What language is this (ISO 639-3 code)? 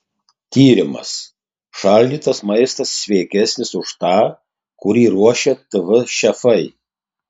lit